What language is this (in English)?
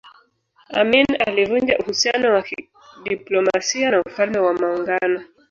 Swahili